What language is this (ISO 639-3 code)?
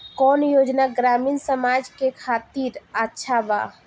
bho